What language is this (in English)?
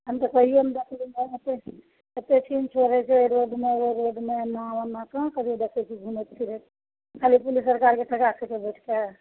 Maithili